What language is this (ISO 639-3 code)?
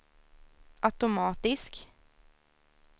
swe